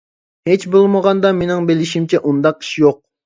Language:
Uyghur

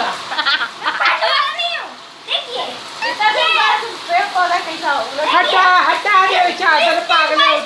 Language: Indonesian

